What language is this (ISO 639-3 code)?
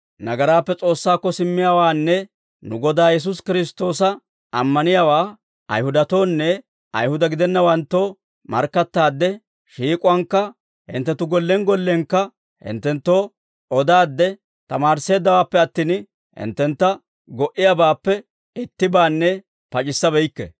dwr